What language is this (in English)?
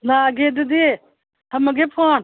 Manipuri